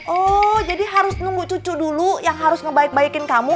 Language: Indonesian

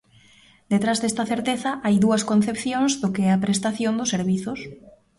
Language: Galician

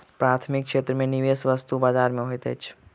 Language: Maithili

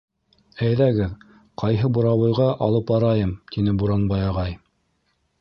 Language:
Bashkir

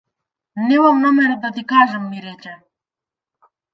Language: Macedonian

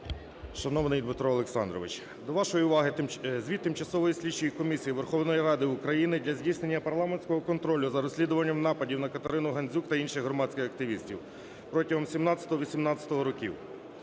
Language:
Ukrainian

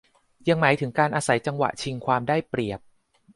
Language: Thai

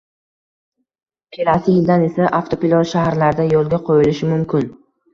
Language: Uzbek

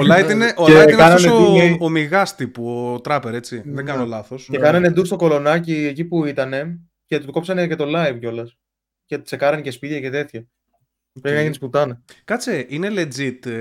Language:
Greek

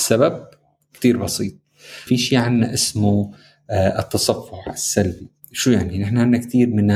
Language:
Arabic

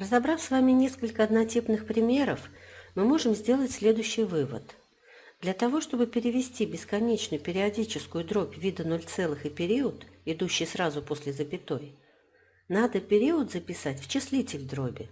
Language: Russian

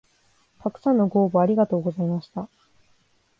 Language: Japanese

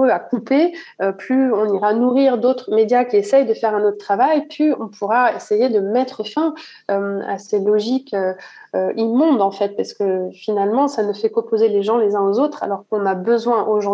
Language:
French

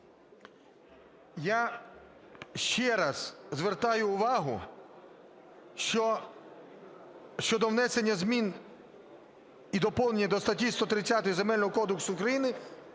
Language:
Ukrainian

